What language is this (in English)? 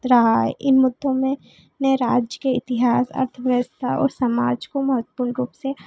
Hindi